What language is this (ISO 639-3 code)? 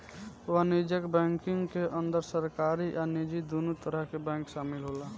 bho